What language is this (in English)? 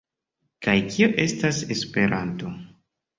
Esperanto